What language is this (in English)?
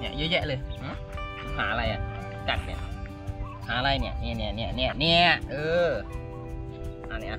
Thai